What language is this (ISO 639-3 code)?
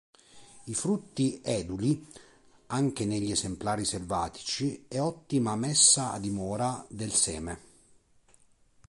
ita